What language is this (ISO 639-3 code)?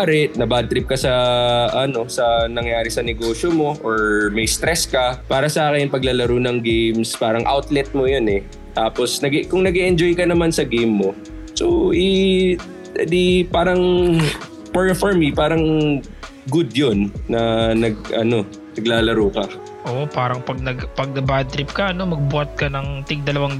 fil